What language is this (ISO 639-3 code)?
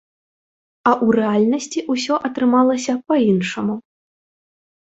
bel